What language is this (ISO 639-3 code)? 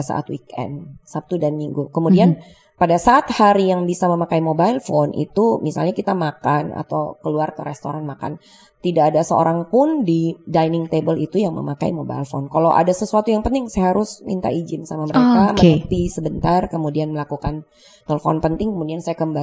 ind